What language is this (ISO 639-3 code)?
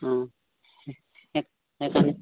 asm